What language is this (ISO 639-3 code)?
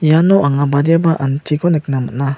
grt